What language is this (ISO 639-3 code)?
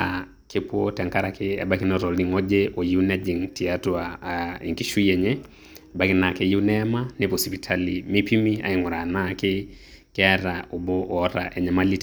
mas